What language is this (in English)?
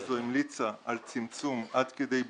Hebrew